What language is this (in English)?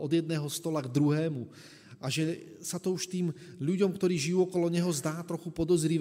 Slovak